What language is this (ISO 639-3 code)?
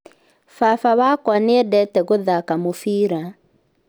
kik